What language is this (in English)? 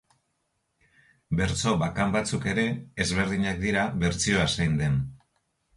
Basque